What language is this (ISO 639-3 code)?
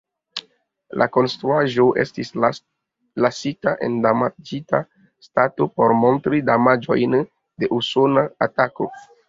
epo